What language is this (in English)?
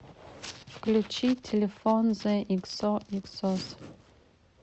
Russian